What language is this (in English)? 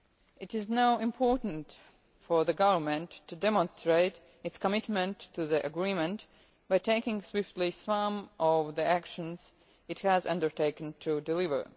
English